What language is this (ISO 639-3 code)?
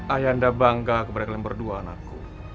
ind